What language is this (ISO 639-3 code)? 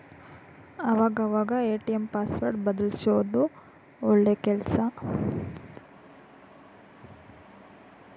kan